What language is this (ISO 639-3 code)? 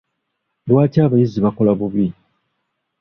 lug